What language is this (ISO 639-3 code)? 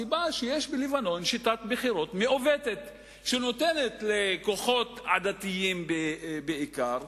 heb